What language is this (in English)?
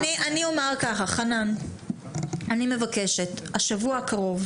Hebrew